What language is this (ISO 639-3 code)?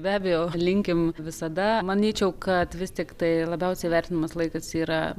lit